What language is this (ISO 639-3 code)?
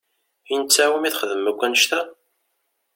kab